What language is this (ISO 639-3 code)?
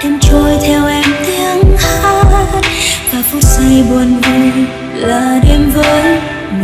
vie